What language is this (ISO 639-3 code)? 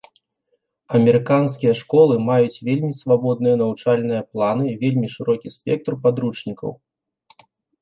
bel